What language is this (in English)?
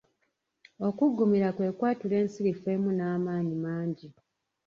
Ganda